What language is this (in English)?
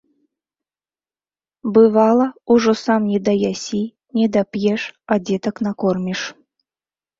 Belarusian